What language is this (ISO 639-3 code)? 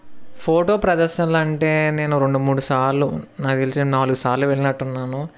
tel